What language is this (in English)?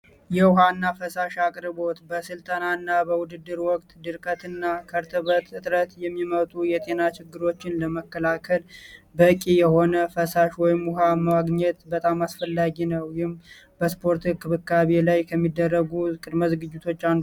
Amharic